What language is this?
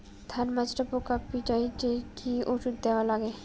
Bangla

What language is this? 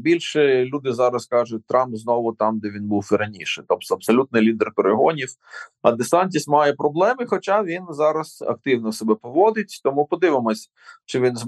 Ukrainian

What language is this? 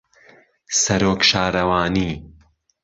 Central Kurdish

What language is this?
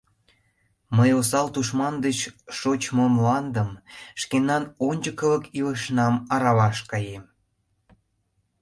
Mari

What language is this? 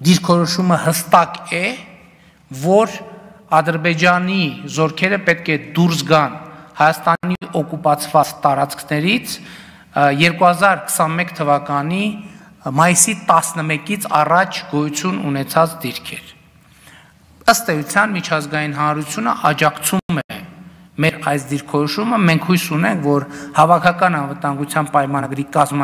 Romanian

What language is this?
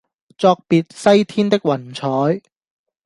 Cantonese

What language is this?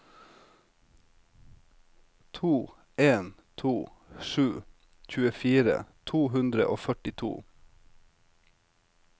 Norwegian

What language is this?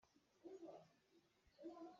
Hakha Chin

